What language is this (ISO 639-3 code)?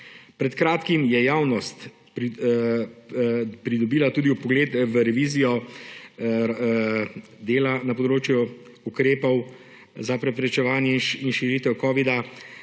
slv